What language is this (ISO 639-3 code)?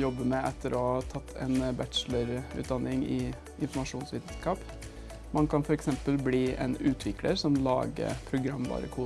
nor